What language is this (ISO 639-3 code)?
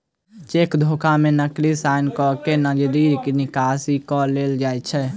mai